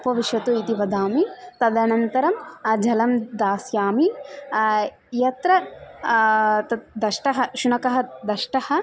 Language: Sanskrit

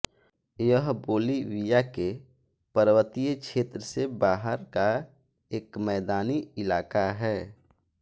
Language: Hindi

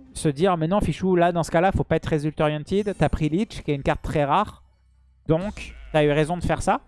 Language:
French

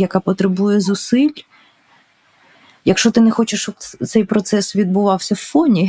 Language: Ukrainian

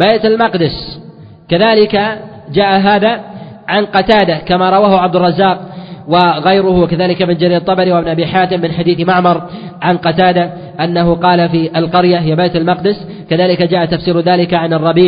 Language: Arabic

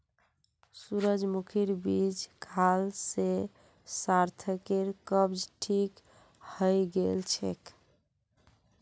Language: Magahi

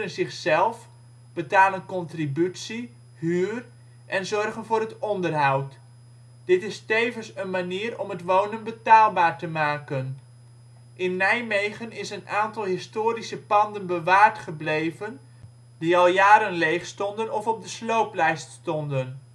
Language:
Dutch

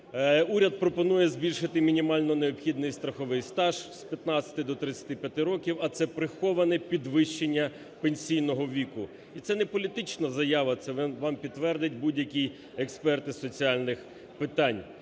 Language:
Ukrainian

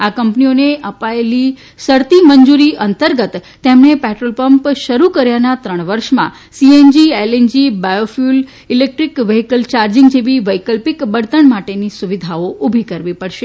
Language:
Gujarati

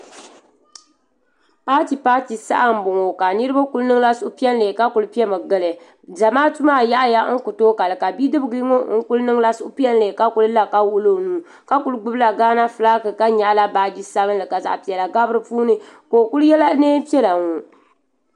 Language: Dagbani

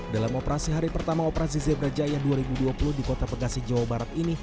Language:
Indonesian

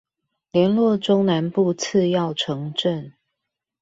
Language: Chinese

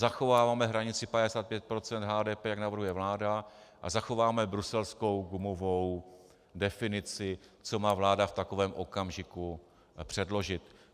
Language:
Czech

